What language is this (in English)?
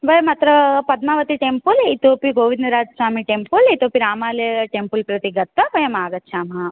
Sanskrit